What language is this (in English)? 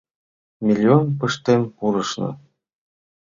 Mari